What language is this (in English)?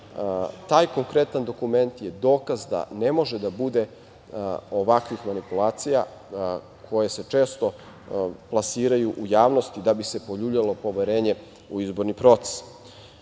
Serbian